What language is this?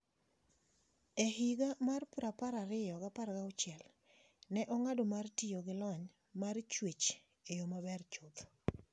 Luo (Kenya and Tanzania)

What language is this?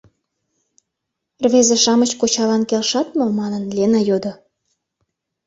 Mari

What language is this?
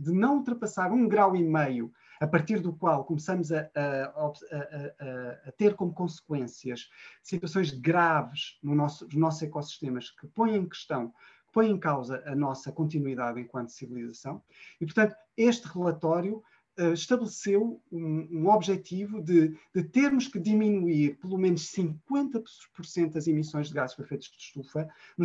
Portuguese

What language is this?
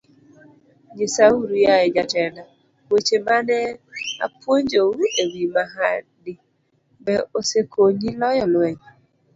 Luo (Kenya and Tanzania)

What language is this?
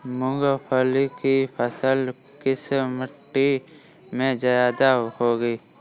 Hindi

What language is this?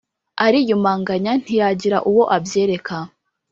Kinyarwanda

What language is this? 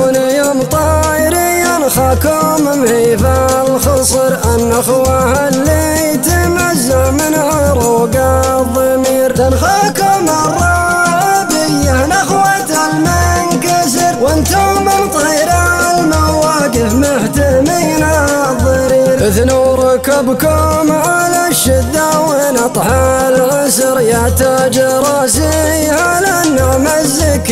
Arabic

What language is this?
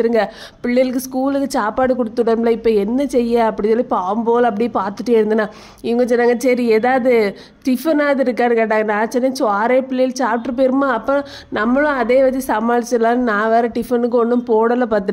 Romanian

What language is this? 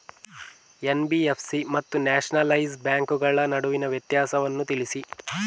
Kannada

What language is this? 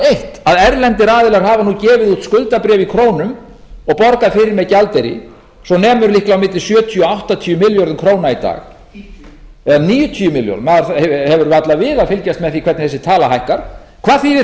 Icelandic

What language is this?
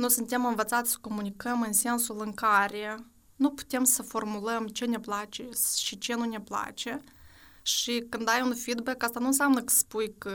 Romanian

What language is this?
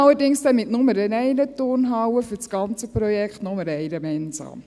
Swiss German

